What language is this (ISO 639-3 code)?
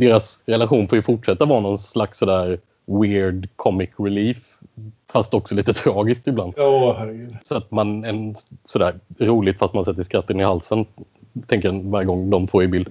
swe